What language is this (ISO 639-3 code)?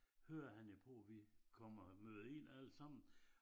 dan